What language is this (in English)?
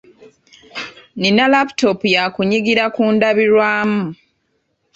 Ganda